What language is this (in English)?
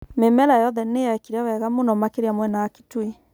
Kikuyu